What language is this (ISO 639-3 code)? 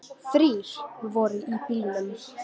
isl